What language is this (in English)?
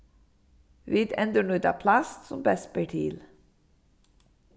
Faroese